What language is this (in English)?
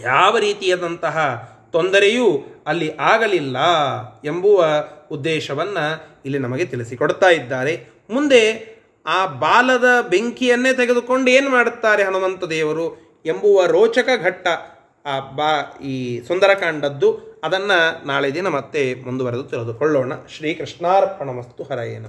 Kannada